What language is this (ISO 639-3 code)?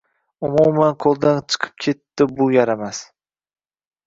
uzb